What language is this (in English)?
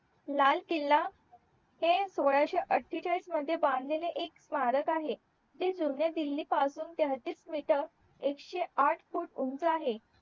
Marathi